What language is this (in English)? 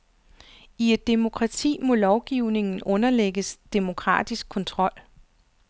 Danish